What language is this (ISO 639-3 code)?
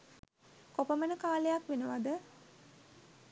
sin